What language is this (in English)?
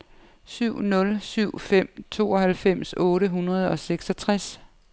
Danish